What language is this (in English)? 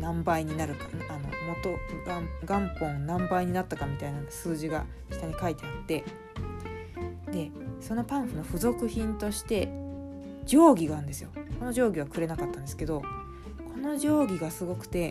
Japanese